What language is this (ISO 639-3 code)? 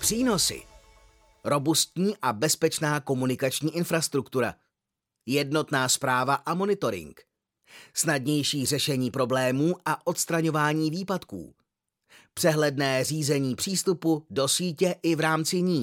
ces